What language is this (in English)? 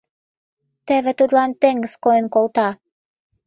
Mari